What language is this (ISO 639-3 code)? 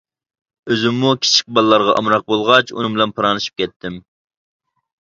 uig